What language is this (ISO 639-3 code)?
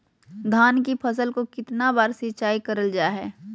mag